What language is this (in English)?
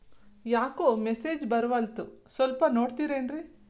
Kannada